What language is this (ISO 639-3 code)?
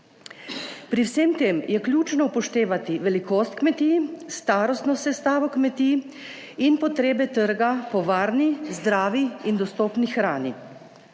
slv